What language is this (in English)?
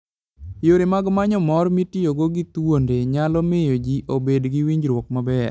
Luo (Kenya and Tanzania)